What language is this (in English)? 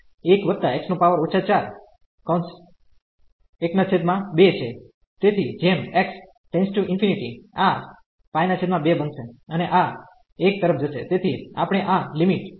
Gujarati